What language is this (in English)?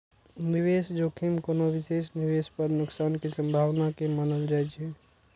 Maithili